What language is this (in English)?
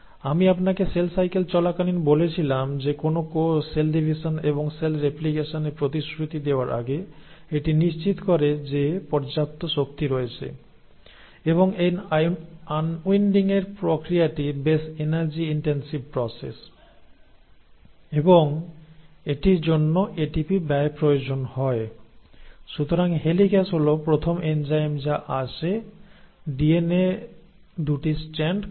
Bangla